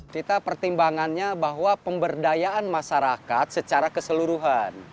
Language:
Indonesian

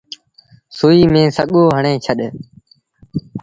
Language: Sindhi Bhil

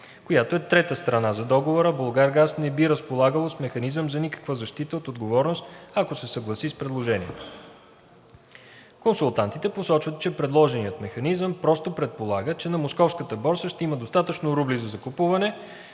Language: Bulgarian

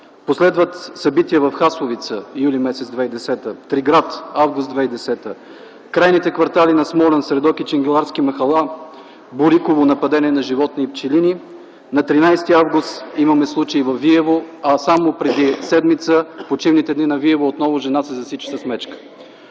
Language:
Bulgarian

